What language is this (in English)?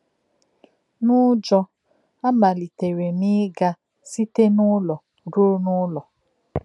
Igbo